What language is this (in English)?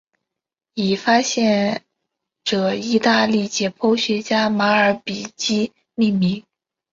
Chinese